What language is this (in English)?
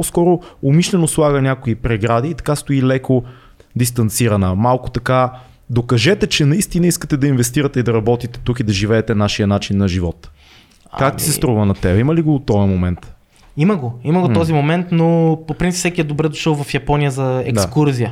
Bulgarian